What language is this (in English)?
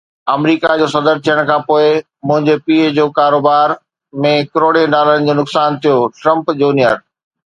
Sindhi